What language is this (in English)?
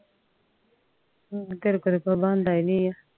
Punjabi